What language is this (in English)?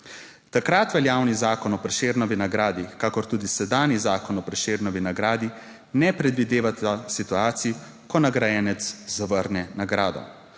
Slovenian